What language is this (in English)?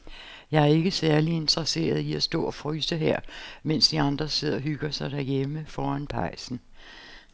Danish